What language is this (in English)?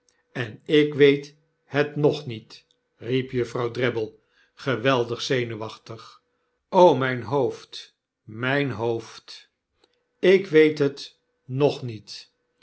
Dutch